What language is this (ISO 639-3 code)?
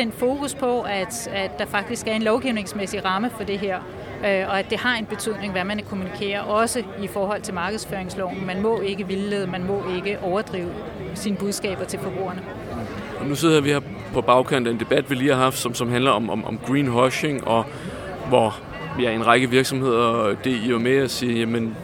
dan